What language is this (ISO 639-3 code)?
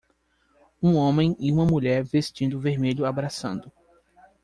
por